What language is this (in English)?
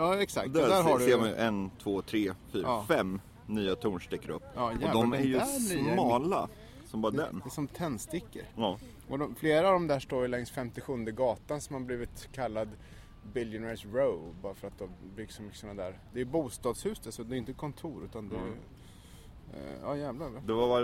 Swedish